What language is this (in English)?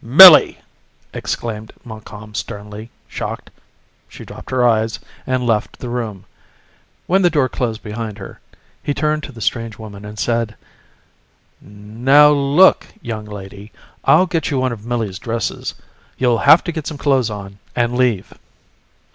English